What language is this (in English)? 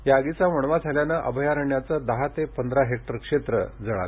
Marathi